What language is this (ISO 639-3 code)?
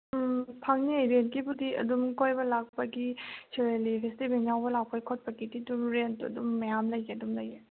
mni